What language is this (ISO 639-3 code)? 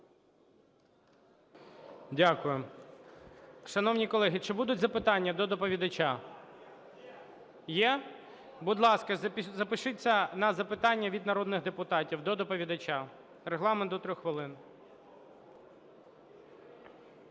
ukr